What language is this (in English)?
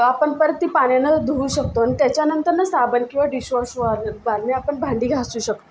Marathi